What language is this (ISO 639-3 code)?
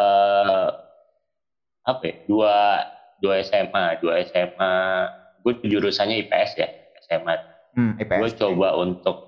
ind